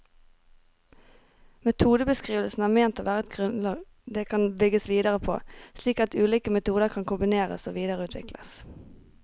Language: Norwegian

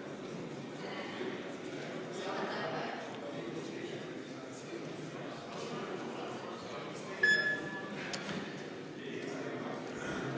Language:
Estonian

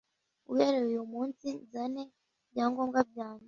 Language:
Kinyarwanda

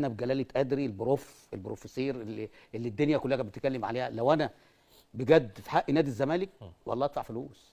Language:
Arabic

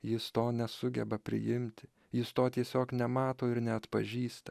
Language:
Lithuanian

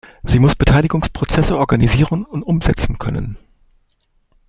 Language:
German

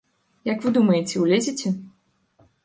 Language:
Belarusian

